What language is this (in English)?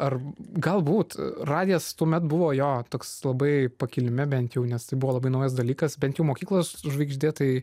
Lithuanian